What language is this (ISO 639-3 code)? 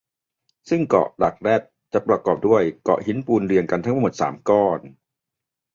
tha